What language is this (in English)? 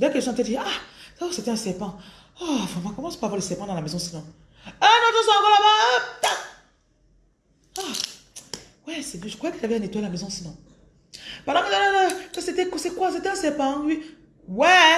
French